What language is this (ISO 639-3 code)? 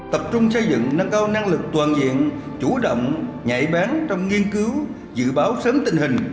vie